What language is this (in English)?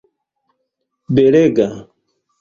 Esperanto